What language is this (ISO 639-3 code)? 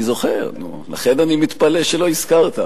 heb